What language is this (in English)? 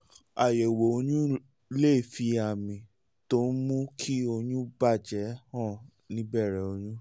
Yoruba